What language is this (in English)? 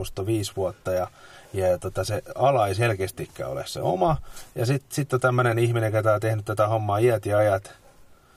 Finnish